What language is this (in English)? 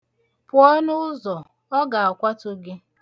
Igbo